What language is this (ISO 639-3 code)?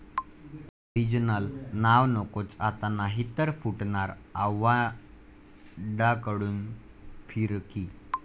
mar